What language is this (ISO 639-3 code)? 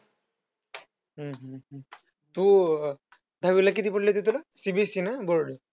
mar